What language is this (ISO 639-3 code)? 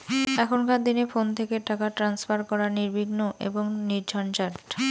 ben